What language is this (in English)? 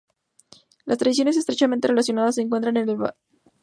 Spanish